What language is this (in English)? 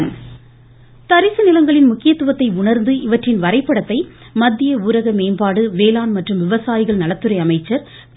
Tamil